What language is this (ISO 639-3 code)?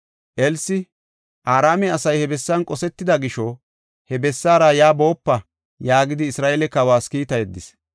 gof